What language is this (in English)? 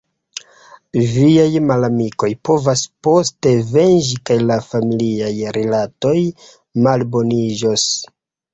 Esperanto